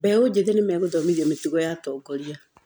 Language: Kikuyu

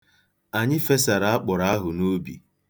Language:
Igbo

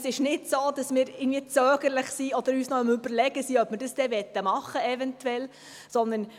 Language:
Swiss German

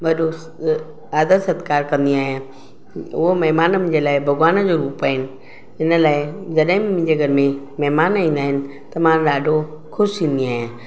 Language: Sindhi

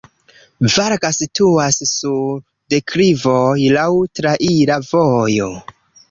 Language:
Esperanto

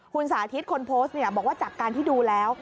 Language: Thai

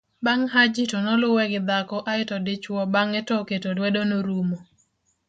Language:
Luo (Kenya and Tanzania)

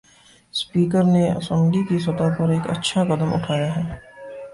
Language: Urdu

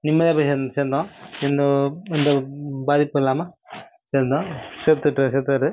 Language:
Tamil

